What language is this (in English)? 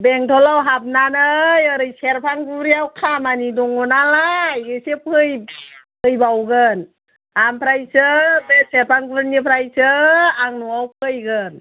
Bodo